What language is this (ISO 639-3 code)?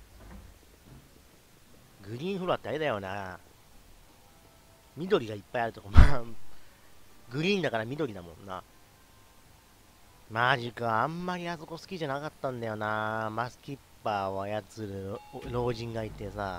jpn